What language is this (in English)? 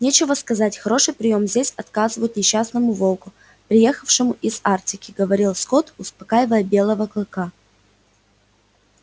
Russian